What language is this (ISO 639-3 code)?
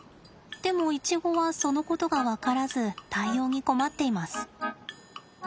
jpn